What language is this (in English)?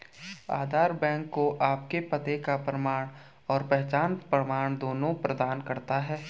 Hindi